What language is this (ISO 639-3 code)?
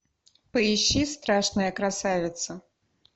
rus